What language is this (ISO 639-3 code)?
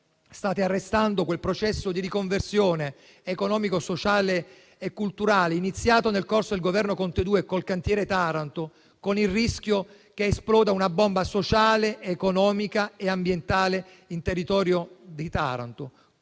ita